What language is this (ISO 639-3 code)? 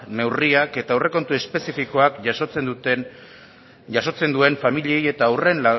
eus